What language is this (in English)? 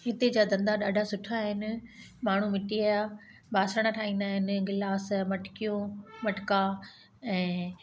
Sindhi